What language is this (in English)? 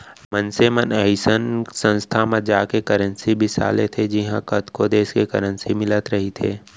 Chhattisgarhi